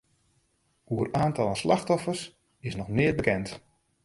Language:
Western Frisian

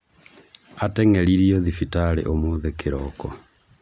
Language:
Kikuyu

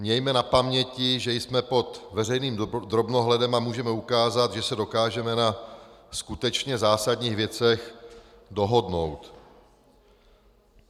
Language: Czech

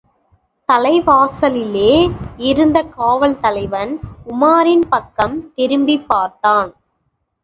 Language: Tamil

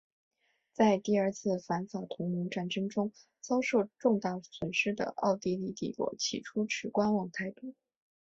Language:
Chinese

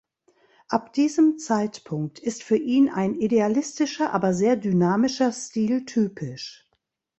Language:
German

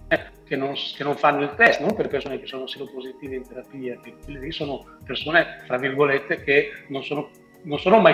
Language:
Italian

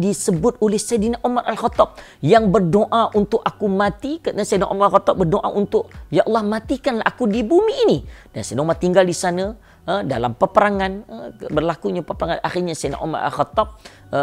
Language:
Malay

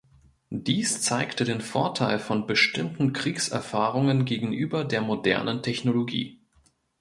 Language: German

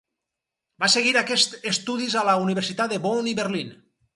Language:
Catalan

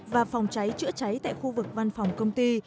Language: Vietnamese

